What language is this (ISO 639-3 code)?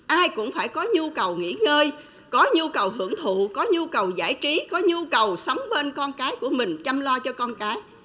vie